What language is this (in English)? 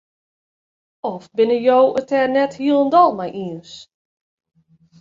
Western Frisian